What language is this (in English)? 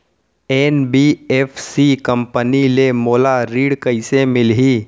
Chhattisgarhi